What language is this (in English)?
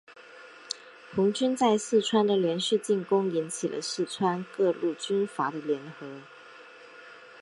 Chinese